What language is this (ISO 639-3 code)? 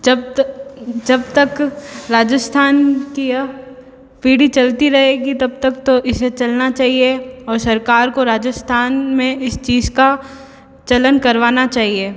hin